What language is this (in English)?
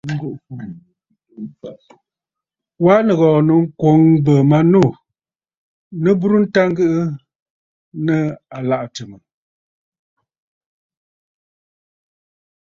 Bafut